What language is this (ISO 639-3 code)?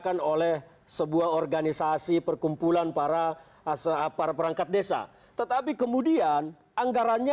ind